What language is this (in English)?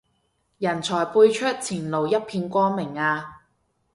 Cantonese